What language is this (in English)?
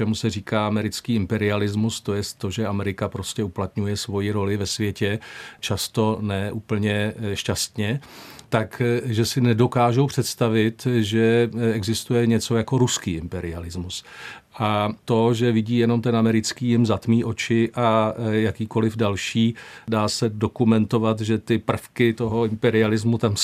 Czech